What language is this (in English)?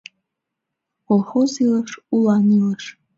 Mari